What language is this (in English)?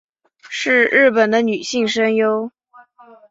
Chinese